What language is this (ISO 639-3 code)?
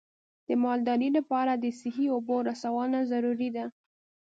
pus